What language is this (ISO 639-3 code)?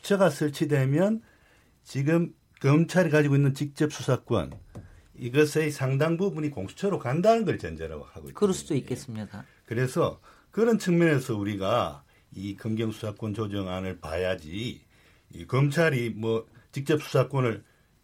kor